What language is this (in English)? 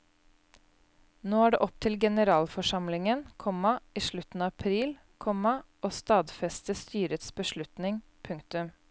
Norwegian